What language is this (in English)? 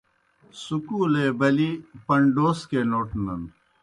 Kohistani Shina